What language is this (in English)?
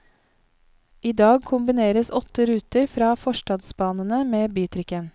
Norwegian